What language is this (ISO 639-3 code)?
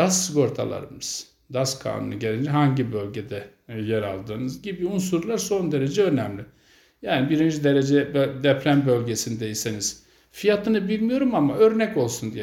tur